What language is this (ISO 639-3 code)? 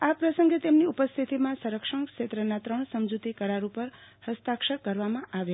guj